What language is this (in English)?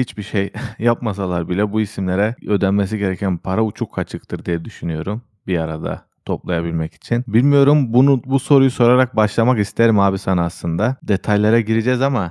Turkish